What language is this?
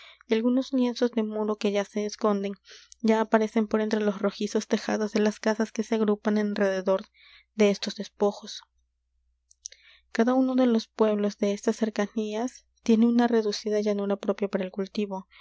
Spanish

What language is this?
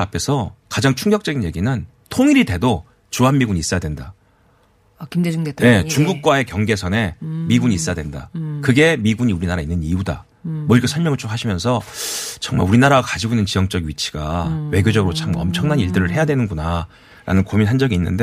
Korean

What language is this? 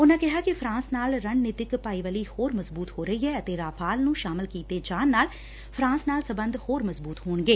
Punjabi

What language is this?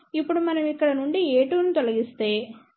Telugu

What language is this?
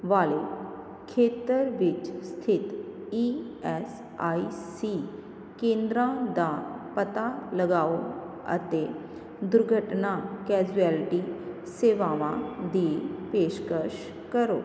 Punjabi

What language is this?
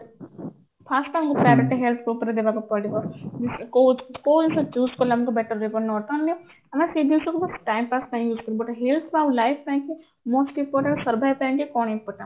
Odia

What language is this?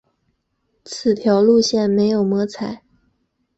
Chinese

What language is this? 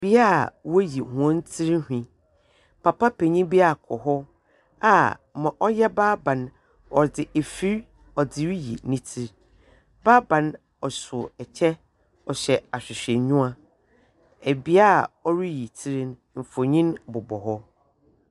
Akan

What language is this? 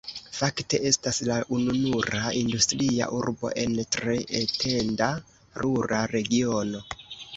Esperanto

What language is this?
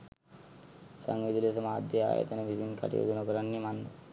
Sinhala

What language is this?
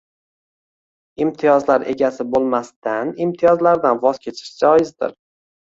Uzbek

